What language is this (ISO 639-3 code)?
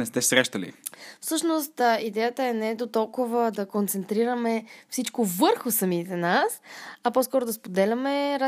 bul